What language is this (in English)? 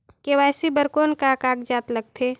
Chhattisgarhi